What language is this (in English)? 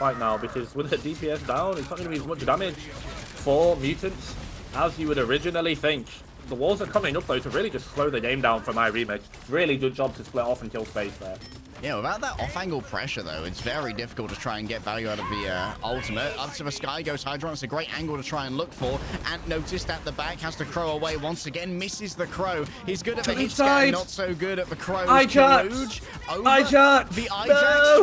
English